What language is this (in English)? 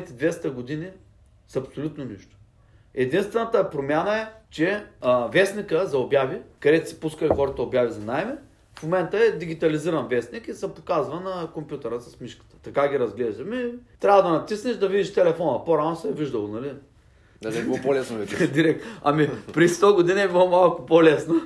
Bulgarian